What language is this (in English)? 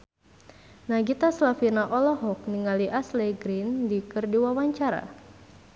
Sundanese